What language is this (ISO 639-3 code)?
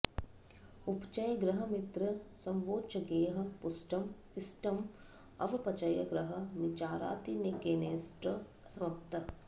san